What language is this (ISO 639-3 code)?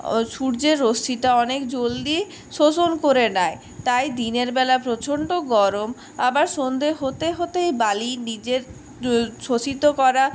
ben